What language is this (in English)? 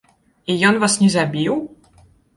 Belarusian